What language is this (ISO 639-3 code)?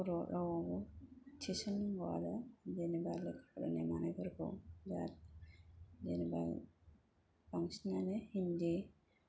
brx